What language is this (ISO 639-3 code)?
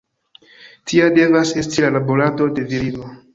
epo